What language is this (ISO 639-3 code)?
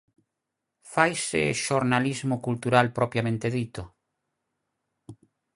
glg